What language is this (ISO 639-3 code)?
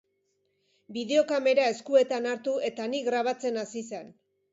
eus